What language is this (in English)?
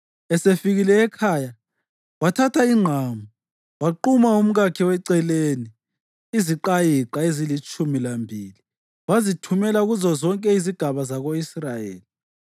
North Ndebele